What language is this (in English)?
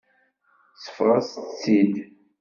Kabyle